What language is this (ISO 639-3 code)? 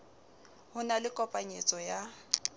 sot